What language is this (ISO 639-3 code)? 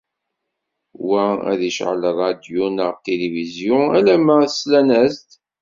kab